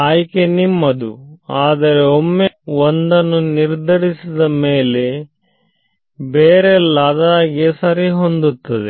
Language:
Kannada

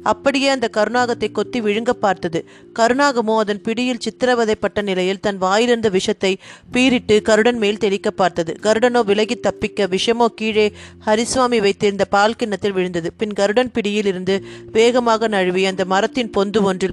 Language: Tamil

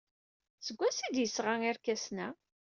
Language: Kabyle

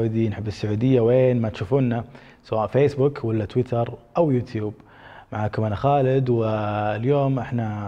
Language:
Arabic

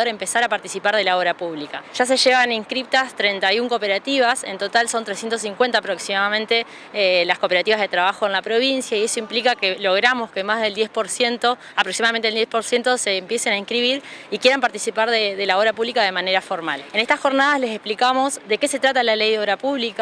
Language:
Spanish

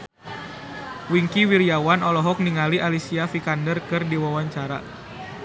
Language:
Sundanese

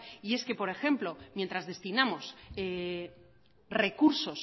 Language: Spanish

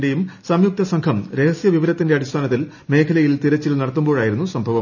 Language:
Malayalam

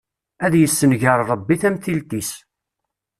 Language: Kabyle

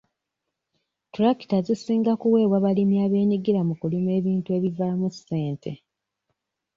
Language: Ganda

